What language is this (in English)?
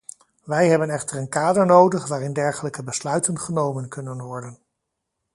Dutch